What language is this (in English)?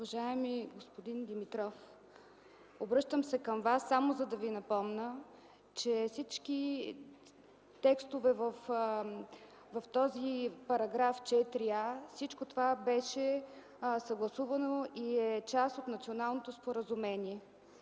Bulgarian